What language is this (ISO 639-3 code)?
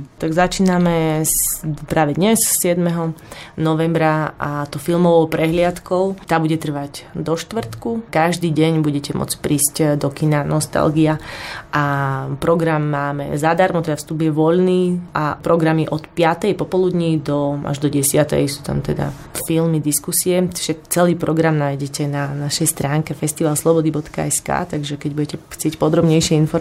slk